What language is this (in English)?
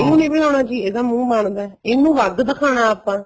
Punjabi